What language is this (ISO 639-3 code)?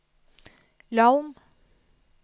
nor